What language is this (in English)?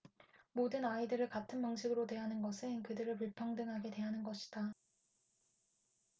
Korean